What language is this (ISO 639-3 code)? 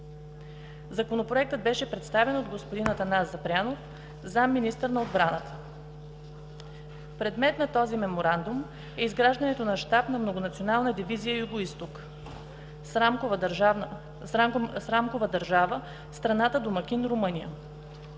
bul